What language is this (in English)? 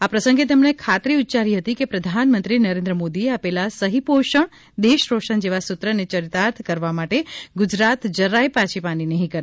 Gujarati